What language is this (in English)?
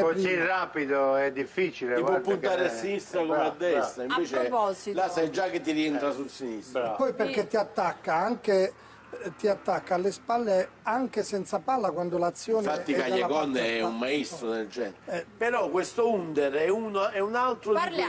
Italian